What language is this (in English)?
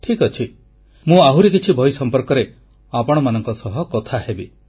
Odia